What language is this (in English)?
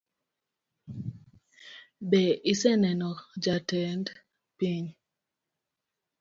Luo (Kenya and Tanzania)